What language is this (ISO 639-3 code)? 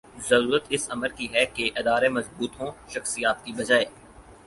urd